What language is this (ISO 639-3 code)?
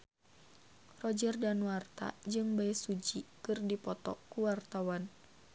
sun